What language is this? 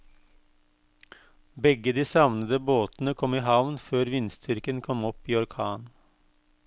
Norwegian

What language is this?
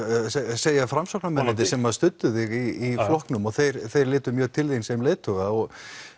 Icelandic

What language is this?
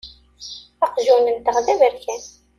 Kabyle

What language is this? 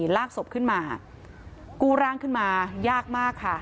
Thai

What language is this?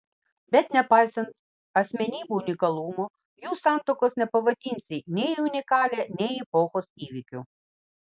Lithuanian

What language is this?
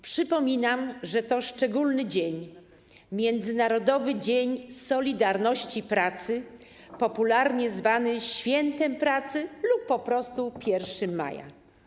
Polish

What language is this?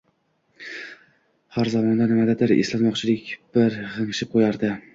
Uzbek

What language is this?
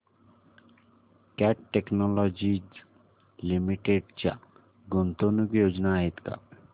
Marathi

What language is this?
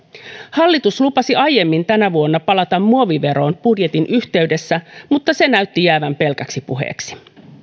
Finnish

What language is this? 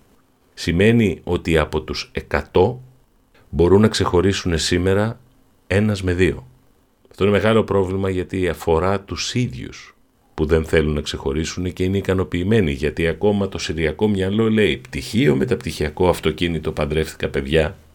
Greek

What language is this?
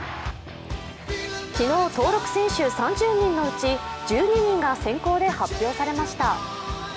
Japanese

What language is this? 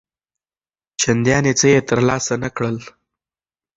Pashto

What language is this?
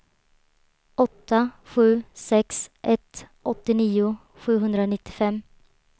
Swedish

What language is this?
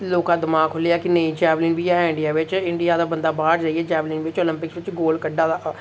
Dogri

